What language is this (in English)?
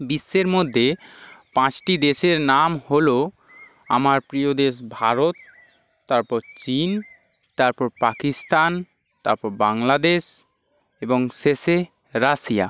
Bangla